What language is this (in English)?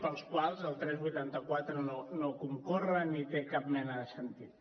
Catalan